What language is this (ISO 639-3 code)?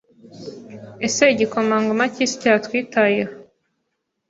kin